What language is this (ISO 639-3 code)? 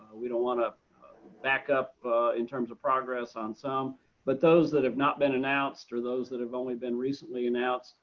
eng